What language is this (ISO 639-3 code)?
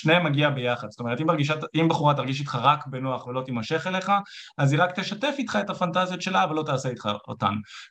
heb